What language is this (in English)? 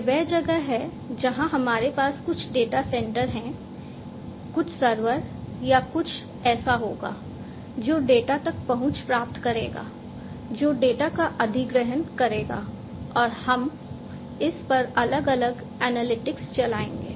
Hindi